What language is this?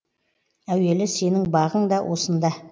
Kazakh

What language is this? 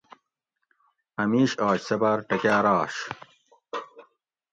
Gawri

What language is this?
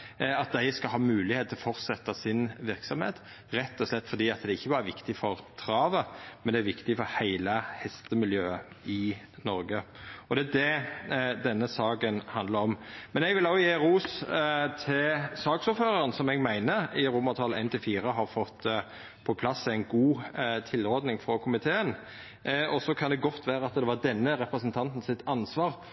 Norwegian Nynorsk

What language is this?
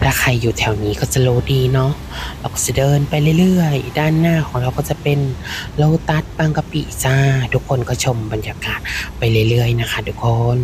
Thai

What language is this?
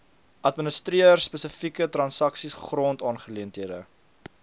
Afrikaans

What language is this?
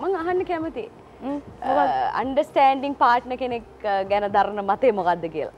Indonesian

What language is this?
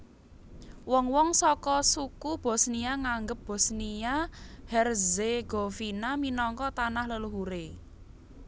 Javanese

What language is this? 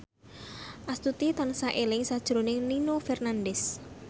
Javanese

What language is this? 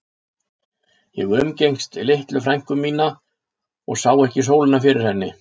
Icelandic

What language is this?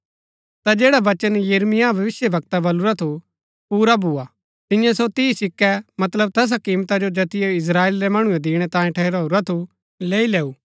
Gaddi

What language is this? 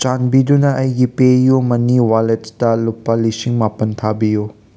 Manipuri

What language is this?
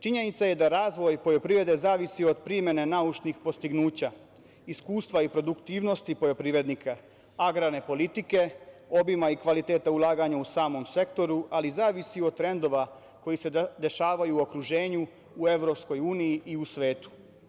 Serbian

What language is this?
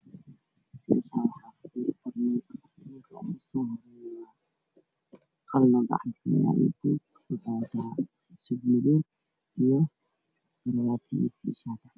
Somali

